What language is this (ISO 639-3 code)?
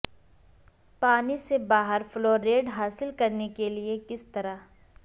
urd